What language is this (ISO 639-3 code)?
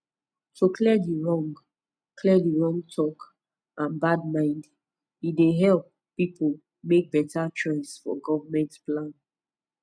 pcm